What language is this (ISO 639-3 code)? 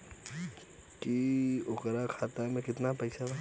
bho